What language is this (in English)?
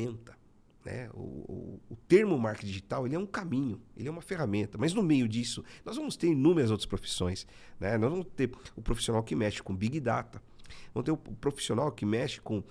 Portuguese